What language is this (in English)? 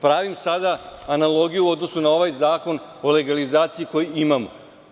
Serbian